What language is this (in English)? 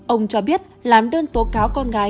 Vietnamese